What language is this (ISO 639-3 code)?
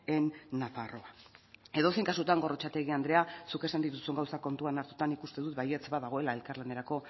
eus